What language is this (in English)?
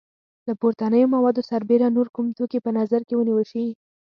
Pashto